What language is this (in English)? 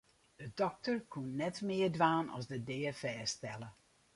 Western Frisian